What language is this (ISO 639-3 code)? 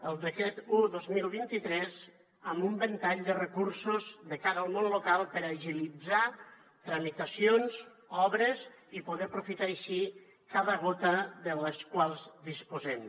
cat